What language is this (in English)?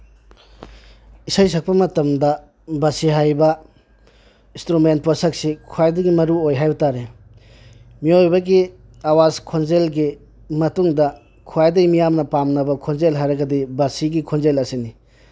Manipuri